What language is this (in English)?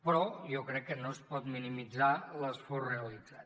Catalan